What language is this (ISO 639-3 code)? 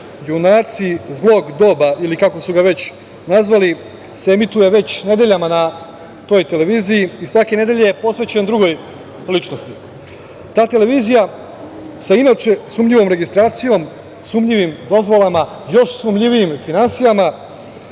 srp